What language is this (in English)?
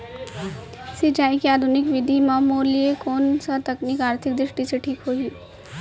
Chhattisgarhi